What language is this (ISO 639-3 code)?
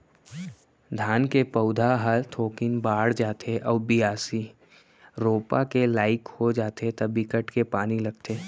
hne